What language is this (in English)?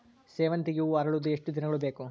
Kannada